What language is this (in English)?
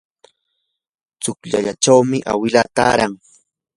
Yanahuanca Pasco Quechua